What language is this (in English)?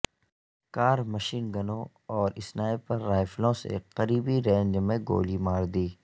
Urdu